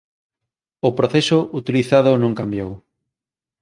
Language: Galician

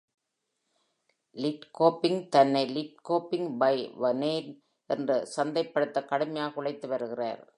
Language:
Tamil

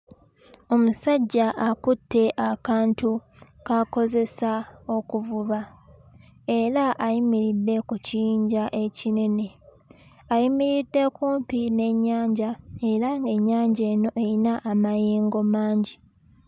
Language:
Ganda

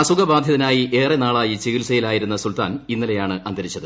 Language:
Malayalam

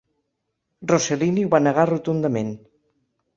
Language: Catalan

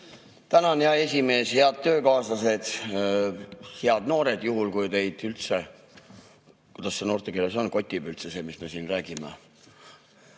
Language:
Estonian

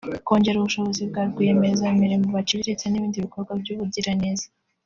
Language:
Kinyarwanda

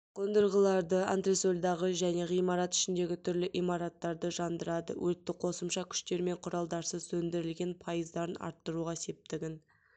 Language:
Kazakh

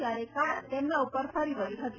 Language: Gujarati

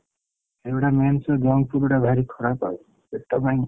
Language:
Odia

